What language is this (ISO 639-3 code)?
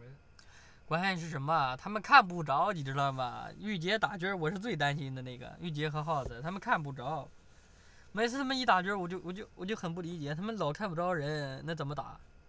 zho